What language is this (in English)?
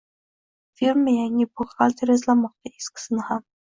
Uzbek